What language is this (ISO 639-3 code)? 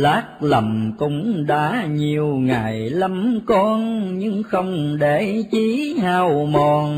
vie